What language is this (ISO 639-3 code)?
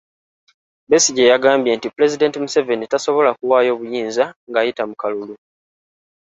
lug